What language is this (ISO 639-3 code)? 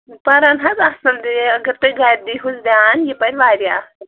kas